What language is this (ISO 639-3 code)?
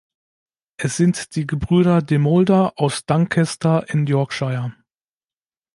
deu